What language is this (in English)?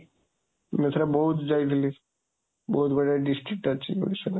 Odia